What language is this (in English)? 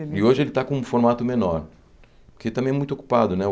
Portuguese